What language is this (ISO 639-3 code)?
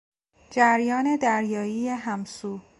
fas